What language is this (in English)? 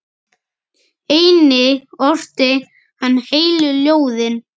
Icelandic